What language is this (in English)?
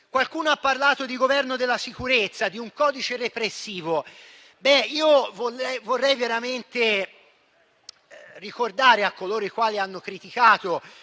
Italian